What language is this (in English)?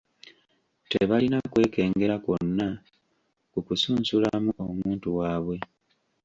Ganda